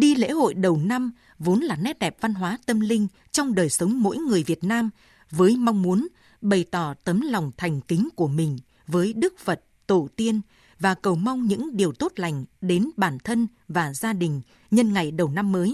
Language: Vietnamese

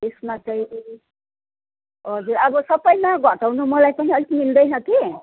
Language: Nepali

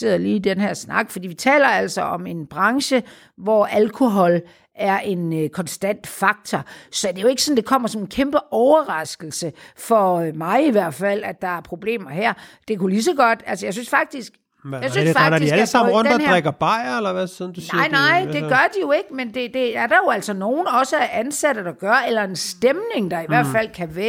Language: Danish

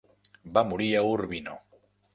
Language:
Catalan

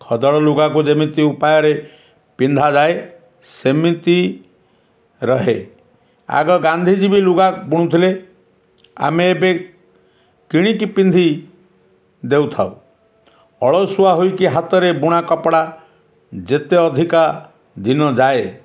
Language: Odia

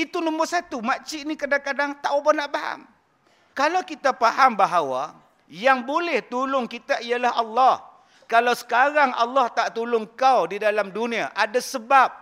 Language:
Malay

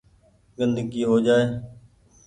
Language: Goaria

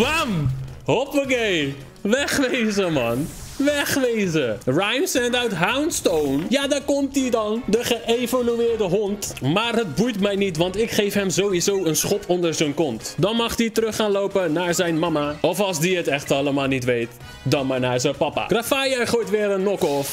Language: Dutch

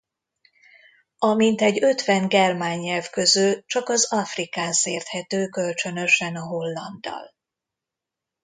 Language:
Hungarian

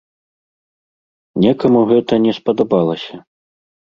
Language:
Belarusian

